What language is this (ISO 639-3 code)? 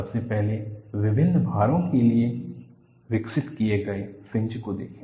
hin